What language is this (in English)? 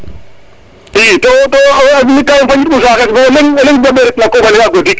Serer